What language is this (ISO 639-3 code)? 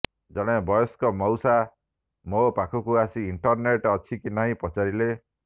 ori